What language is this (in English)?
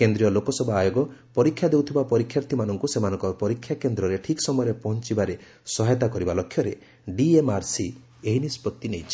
Odia